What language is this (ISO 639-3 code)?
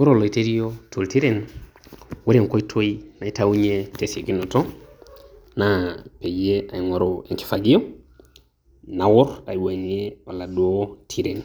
mas